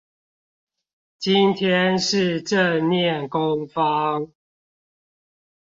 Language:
Chinese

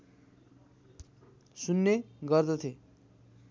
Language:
Nepali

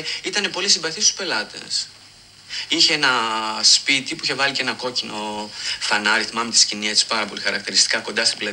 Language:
Greek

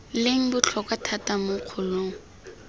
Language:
Tswana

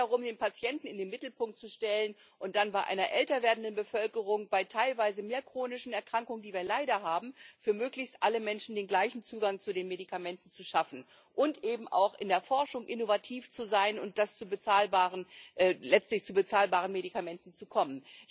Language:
German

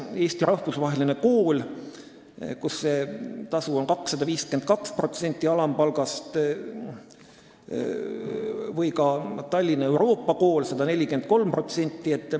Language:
Estonian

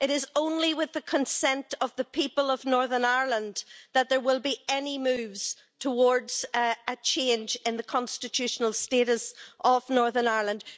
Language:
English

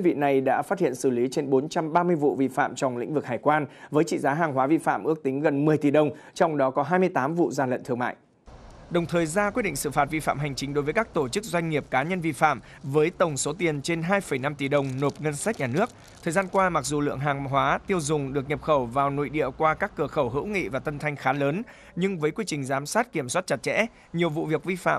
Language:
Vietnamese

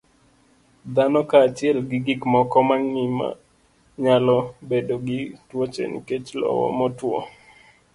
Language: Luo (Kenya and Tanzania)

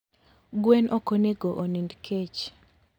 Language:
Luo (Kenya and Tanzania)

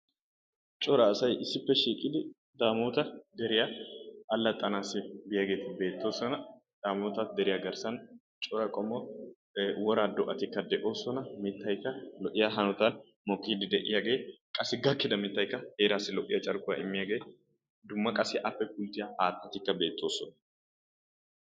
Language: Wolaytta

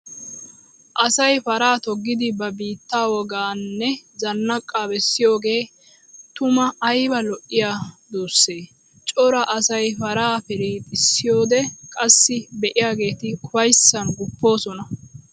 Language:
Wolaytta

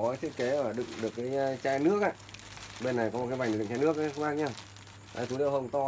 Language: Vietnamese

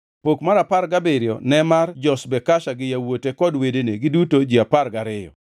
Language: Luo (Kenya and Tanzania)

